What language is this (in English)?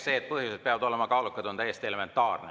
Estonian